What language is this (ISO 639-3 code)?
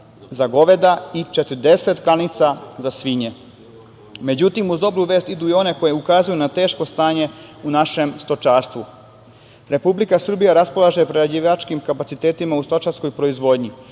srp